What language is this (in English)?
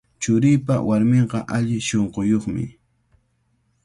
Cajatambo North Lima Quechua